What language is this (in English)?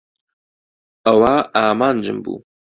Central Kurdish